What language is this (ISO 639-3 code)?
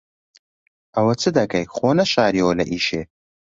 ckb